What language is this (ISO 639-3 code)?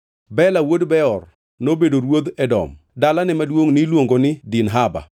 luo